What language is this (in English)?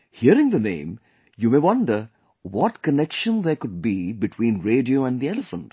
English